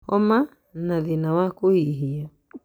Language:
Kikuyu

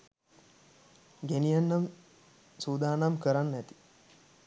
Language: Sinhala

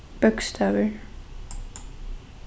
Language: Faroese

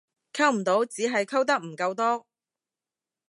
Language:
Cantonese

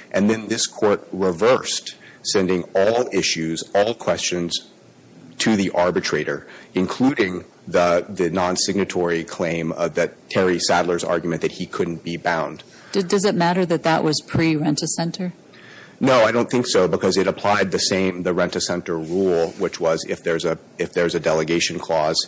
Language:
English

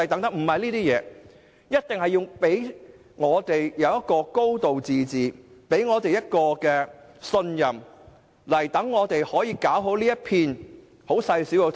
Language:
Cantonese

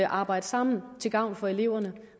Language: Danish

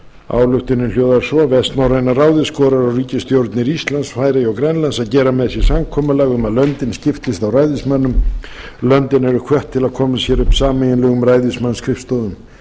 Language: Icelandic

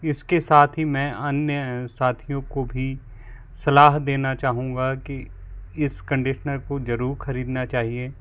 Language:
Hindi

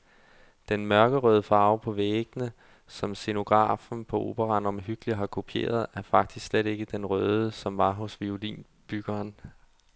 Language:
Danish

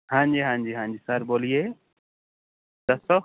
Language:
Punjabi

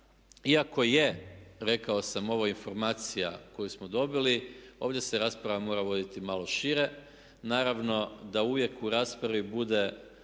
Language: Croatian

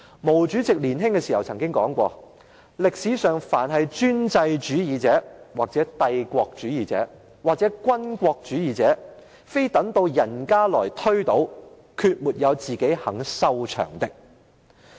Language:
Cantonese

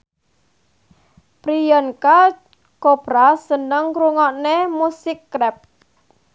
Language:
Javanese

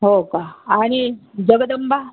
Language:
Marathi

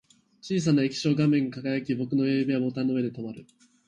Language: Japanese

